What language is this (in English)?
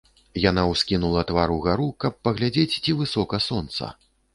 Belarusian